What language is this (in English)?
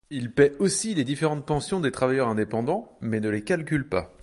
French